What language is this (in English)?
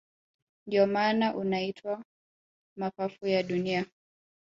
Swahili